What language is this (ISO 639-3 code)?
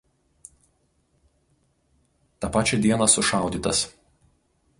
lit